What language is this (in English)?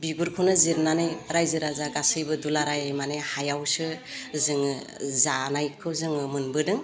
Bodo